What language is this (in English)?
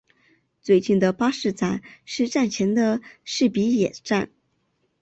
Chinese